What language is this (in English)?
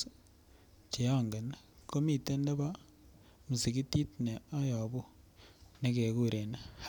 Kalenjin